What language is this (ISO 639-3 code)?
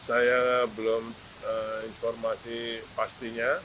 ind